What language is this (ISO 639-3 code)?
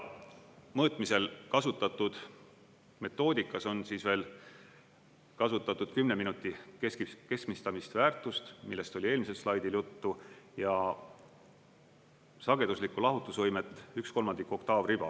est